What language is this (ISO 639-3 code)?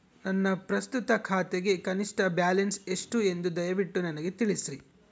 kan